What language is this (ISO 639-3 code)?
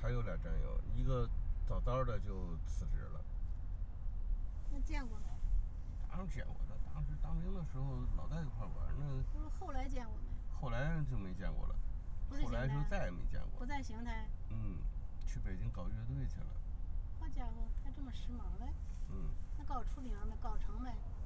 zho